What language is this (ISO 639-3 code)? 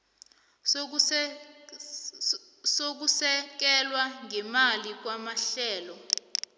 nbl